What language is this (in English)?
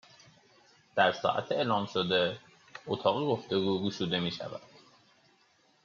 Persian